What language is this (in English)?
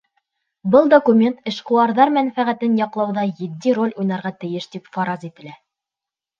Bashkir